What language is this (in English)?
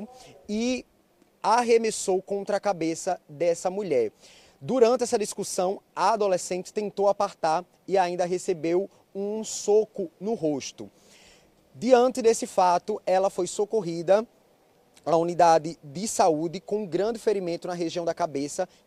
Portuguese